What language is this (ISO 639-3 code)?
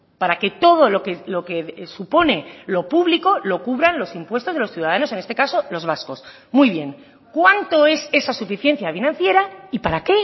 spa